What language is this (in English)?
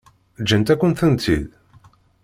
Kabyle